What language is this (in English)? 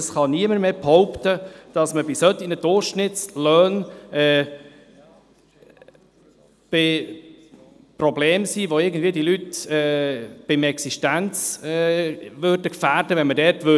Swiss German